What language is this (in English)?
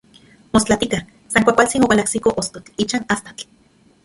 Central Puebla Nahuatl